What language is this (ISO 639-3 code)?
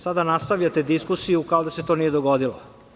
srp